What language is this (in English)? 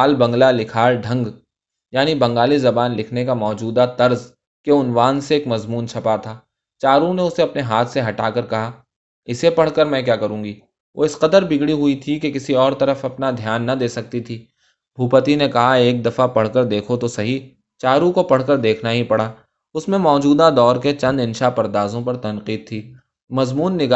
Urdu